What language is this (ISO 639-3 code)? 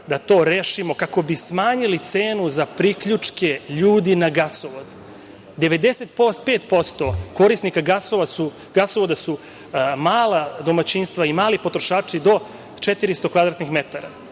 srp